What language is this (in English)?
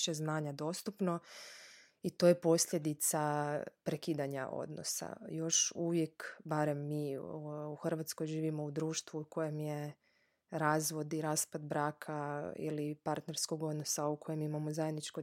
Croatian